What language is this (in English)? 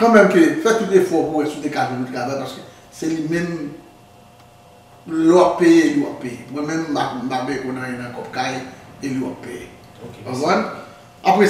French